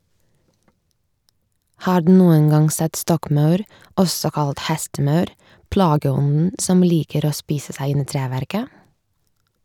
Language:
Norwegian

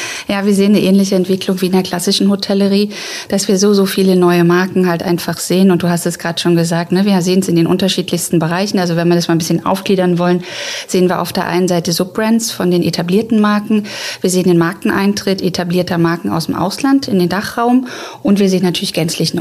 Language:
German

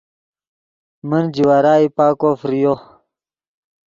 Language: Yidgha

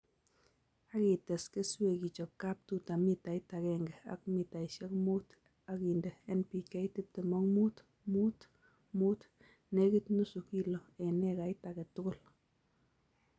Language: Kalenjin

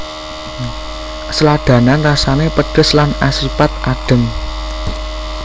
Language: Javanese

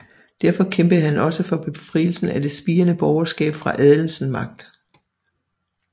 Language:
Danish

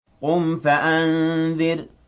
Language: Arabic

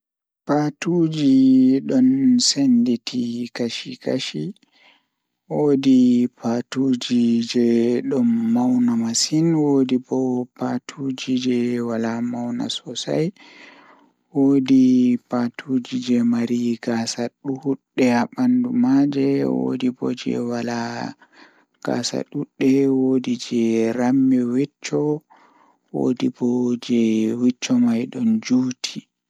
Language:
Fula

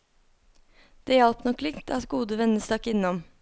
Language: Norwegian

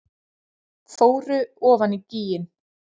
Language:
Icelandic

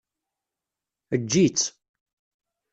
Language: Kabyle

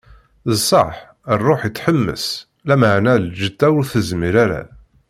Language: Kabyle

